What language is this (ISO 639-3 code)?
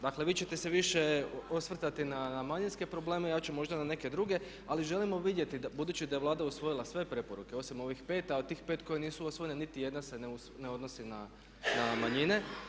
hrv